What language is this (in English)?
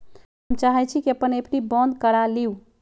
Magahi